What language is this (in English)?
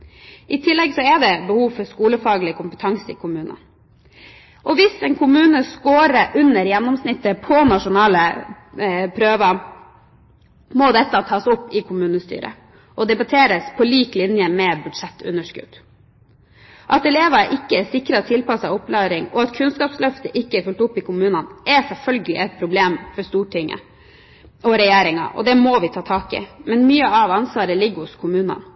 Norwegian Bokmål